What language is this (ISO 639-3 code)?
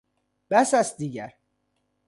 fas